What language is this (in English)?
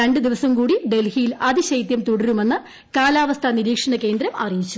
Malayalam